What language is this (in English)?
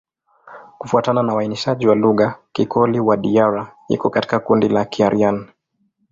Swahili